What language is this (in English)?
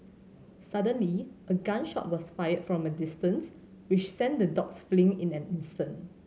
English